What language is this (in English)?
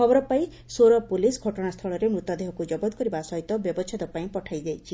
Odia